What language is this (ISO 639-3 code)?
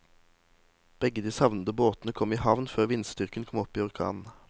nor